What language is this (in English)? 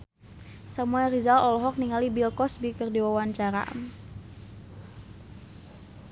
Sundanese